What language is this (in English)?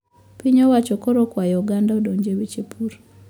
Luo (Kenya and Tanzania)